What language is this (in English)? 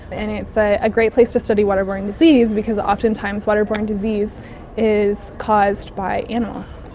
English